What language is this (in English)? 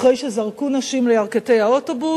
Hebrew